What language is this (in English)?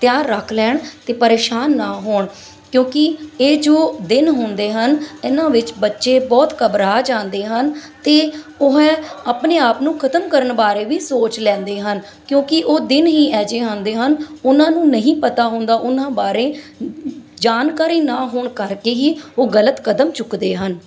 Punjabi